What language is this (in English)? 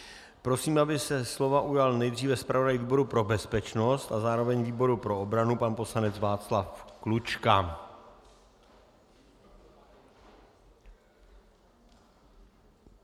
Czech